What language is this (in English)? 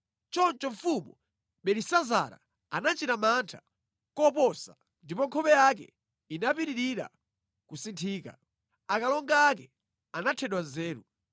Nyanja